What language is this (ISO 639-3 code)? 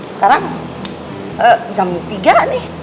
ind